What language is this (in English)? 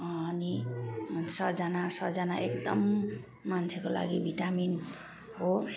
Nepali